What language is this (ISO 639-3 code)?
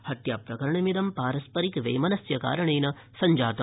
san